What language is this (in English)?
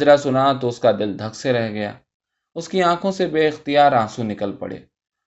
Urdu